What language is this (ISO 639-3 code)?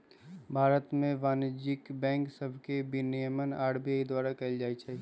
mag